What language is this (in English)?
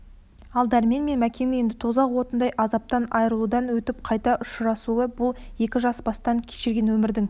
Kazakh